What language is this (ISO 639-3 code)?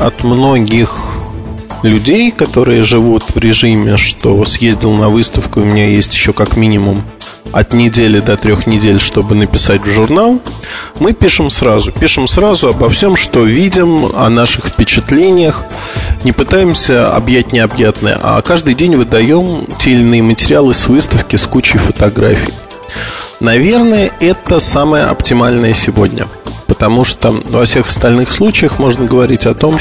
rus